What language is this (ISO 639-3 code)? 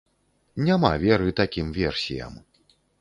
bel